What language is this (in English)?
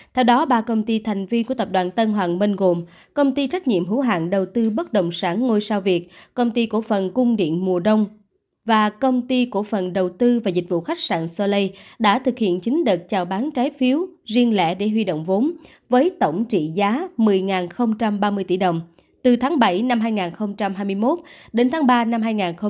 Vietnamese